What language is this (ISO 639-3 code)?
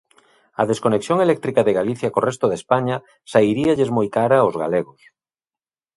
glg